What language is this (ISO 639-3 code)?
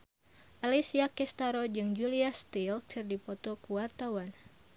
sun